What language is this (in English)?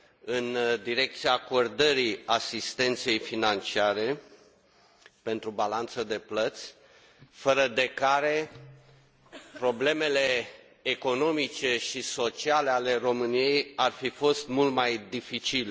Romanian